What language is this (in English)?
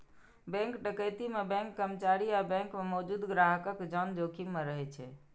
Maithili